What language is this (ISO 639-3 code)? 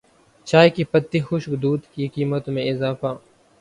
urd